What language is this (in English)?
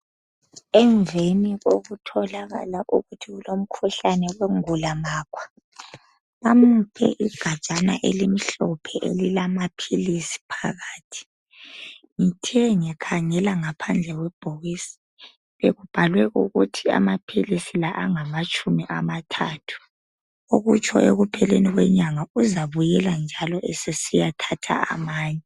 North Ndebele